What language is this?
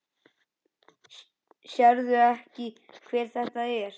Icelandic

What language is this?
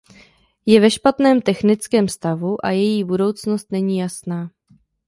Czech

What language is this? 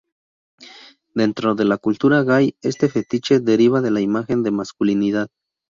Spanish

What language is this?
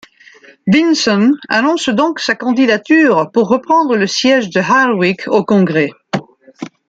French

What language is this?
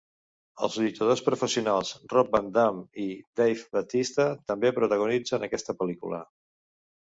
Catalan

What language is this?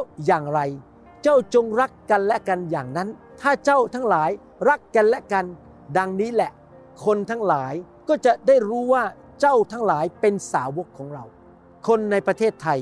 Thai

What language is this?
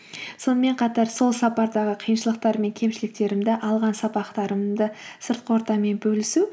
Kazakh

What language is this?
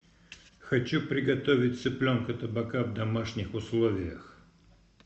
Russian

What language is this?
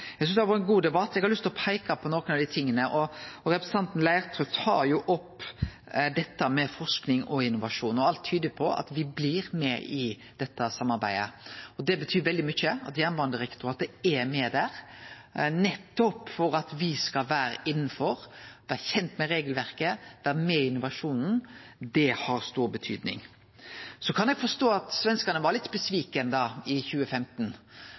Norwegian Nynorsk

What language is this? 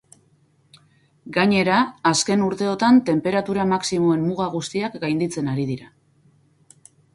Basque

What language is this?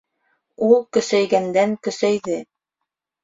Bashkir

